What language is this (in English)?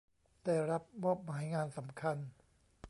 Thai